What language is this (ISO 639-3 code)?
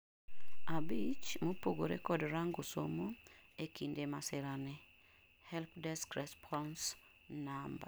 luo